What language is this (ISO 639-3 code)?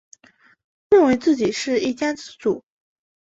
zho